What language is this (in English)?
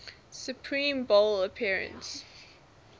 English